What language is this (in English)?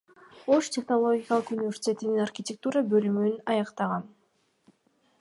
Kyrgyz